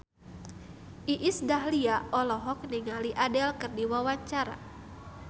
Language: Sundanese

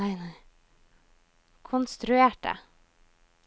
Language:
Norwegian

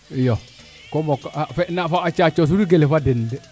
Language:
Serer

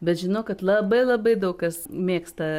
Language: Lithuanian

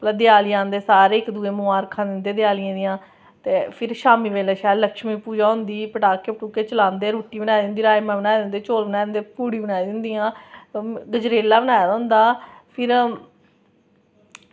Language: Dogri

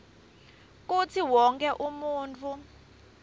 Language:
Swati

